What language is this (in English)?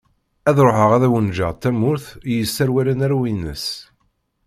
Kabyle